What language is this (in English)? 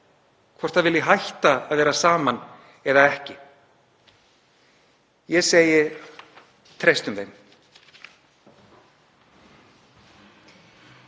Icelandic